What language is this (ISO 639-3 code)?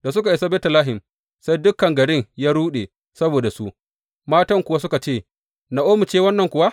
hau